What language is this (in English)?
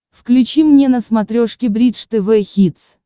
Russian